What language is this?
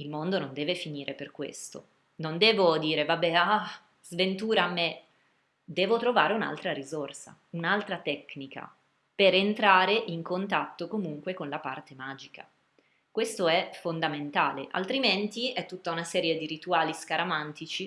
Italian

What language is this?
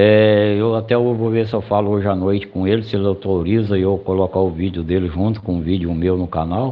Portuguese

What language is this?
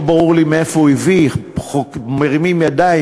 Hebrew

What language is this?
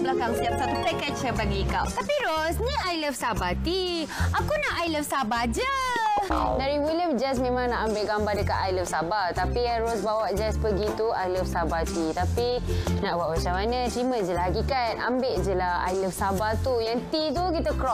Malay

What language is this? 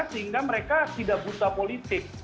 Indonesian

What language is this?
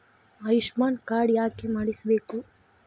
Kannada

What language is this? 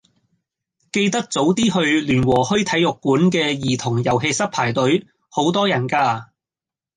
Cantonese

